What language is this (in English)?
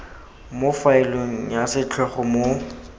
Tswana